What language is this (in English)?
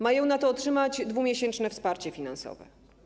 Polish